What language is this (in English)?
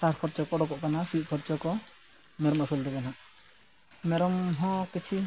Santali